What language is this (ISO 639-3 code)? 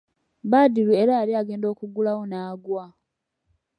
lug